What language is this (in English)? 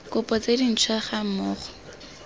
Tswana